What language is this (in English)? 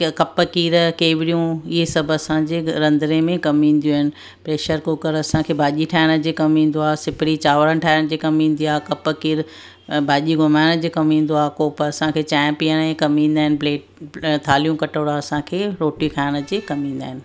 Sindhi